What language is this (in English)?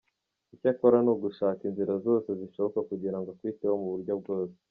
Kinyarwanda